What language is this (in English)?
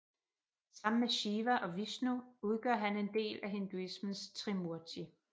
Danish